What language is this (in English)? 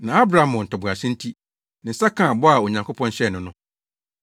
Akan